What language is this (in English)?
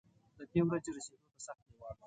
Pashto